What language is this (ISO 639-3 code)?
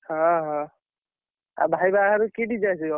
ori